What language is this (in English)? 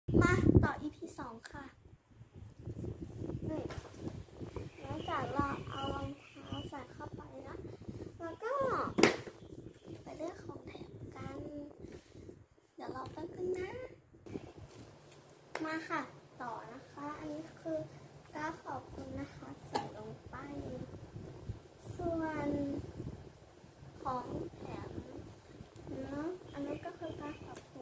Thai